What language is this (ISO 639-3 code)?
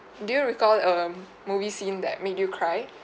eng